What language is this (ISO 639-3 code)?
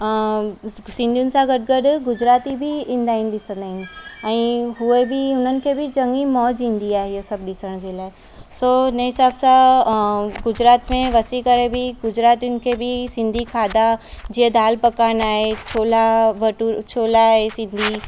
snd